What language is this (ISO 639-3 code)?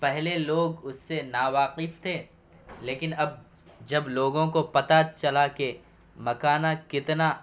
urd